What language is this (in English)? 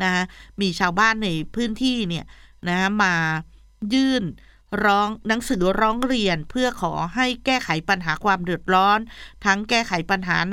Thai